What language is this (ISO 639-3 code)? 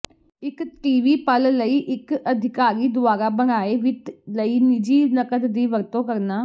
pan